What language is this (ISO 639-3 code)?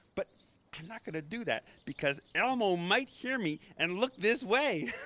eng